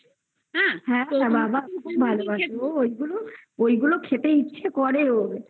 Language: Bangla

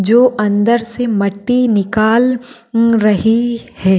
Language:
Marwari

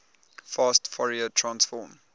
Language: English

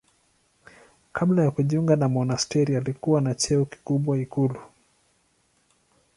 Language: Swahili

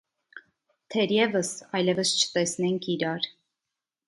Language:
Armenian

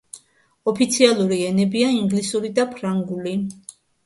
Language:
Georgian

